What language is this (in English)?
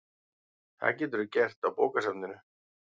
Icelandic